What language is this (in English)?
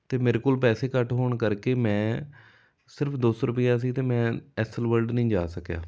Punjabi